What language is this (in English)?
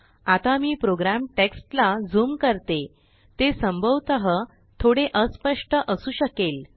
Marathi